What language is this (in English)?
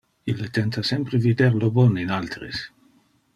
Interlingua